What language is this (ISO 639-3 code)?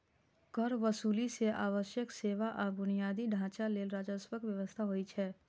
mai